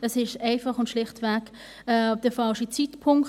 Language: Swiss German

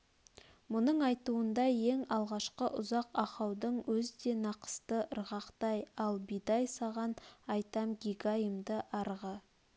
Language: Kazakh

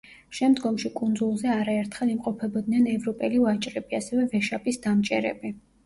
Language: Georgian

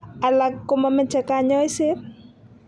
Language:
Kalenjin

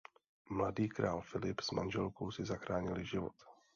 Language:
Czech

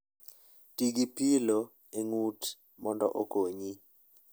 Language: Luo (Kenya and Tanzania)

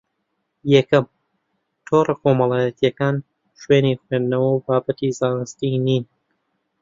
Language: Central Kurdish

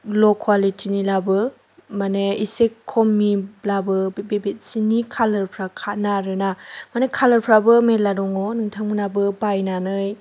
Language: Bodo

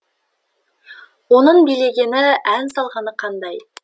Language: Kazakh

